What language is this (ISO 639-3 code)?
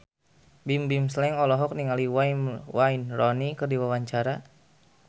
sun